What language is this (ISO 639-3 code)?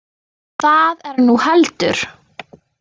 isl